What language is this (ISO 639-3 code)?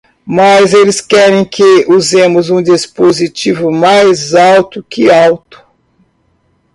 por